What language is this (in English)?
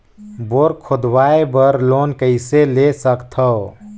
Chhattisgarhi